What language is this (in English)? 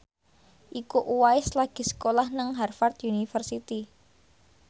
Javanese